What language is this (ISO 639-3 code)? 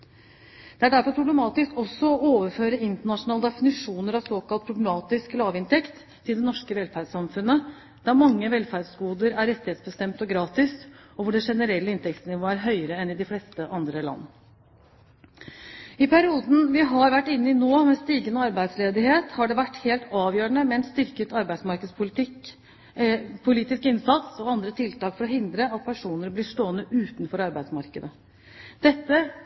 nob